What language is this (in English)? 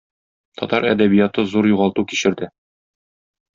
Tatar